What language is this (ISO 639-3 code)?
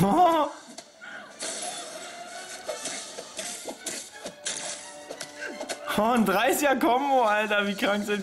deu